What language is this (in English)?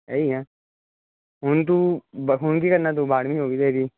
Punjabi